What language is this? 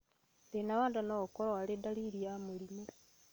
Kikuyu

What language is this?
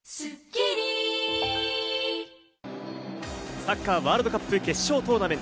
Japanese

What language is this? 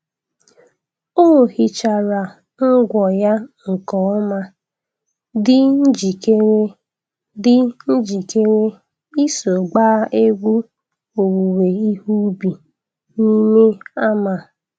Igbo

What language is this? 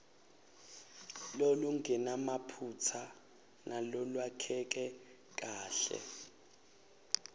Swati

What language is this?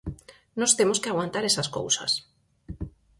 Galician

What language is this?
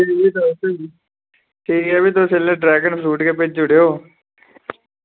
Dogri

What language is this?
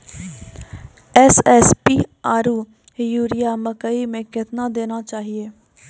Maithili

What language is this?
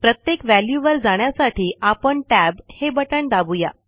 Marathi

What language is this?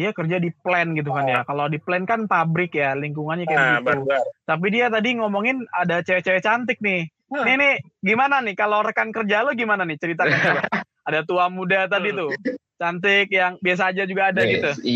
Indonesian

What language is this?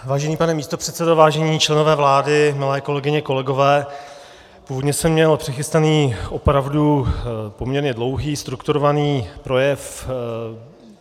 Czech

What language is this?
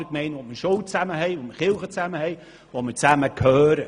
Swiss German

